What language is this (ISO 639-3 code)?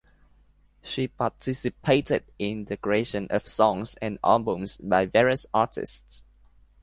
eng